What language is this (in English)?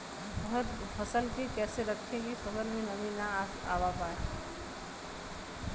Bhojpuri